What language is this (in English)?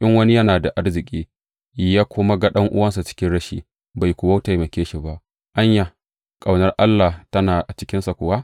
Hausa